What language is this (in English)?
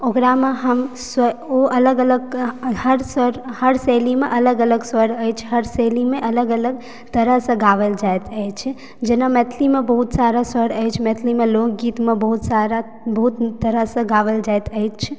Maithili